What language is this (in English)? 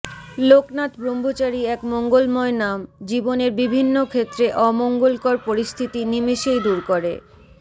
Bangla